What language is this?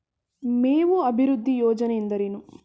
Kannada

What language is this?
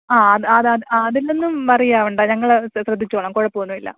Malayalam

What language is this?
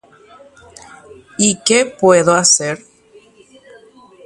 Guarani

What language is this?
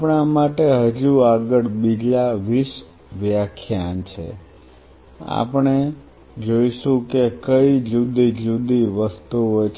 Gujarati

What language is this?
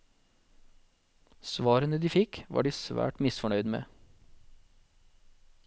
Norwegian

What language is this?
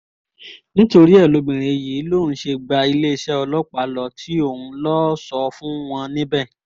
Yoruba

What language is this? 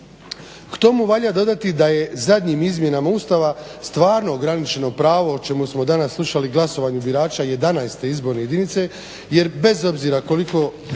Croatian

